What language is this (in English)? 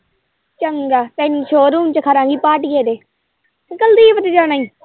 Punjabi